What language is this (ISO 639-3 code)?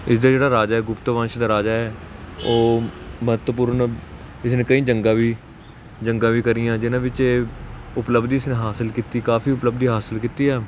pan